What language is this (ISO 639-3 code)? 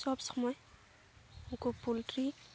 sat